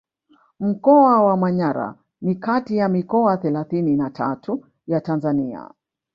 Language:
Swahili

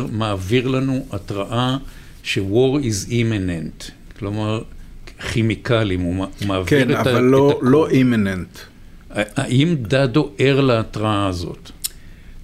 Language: Hebrew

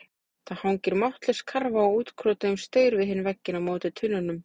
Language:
Icelandic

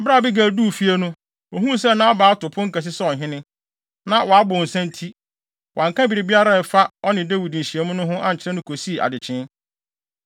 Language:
Akan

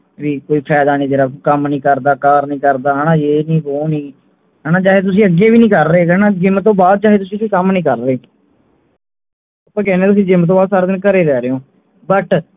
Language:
Punjabi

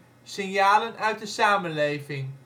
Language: Dutch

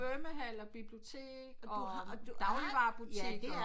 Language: Danish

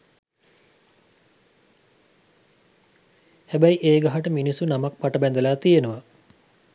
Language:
Sinhala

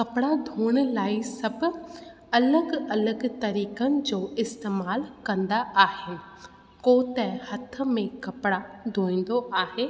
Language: Sindhi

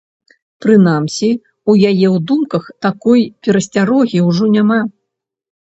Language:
Belarusian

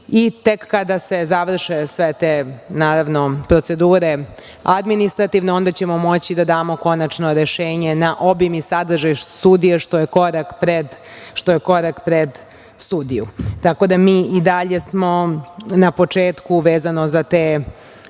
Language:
Serbian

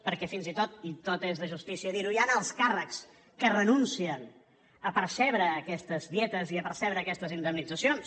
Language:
Catalan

